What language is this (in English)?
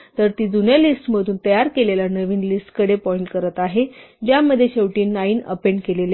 Marathi